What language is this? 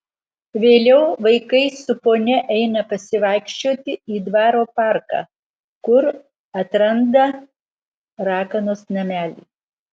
Lithuanian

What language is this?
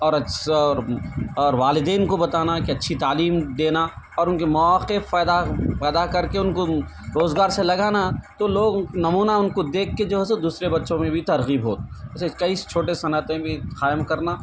Urdu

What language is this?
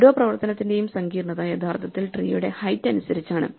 Malayalam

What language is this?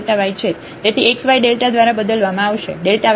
Gujarati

